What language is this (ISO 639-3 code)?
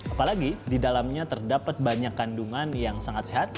ind